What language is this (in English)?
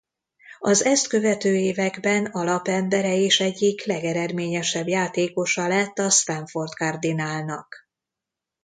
Hungarian